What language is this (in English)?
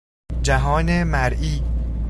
Persian